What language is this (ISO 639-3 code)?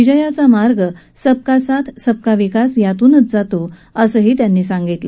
mar